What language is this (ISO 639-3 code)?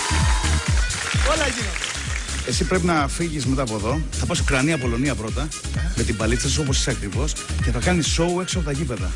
ell